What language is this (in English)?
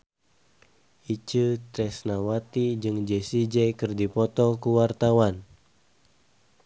Sundanese